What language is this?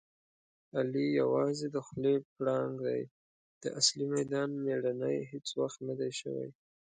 Pashto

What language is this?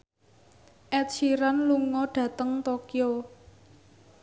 Javanese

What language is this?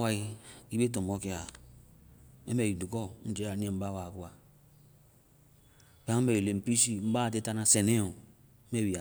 Vai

